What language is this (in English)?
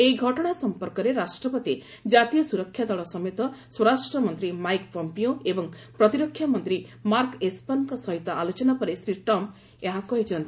Odia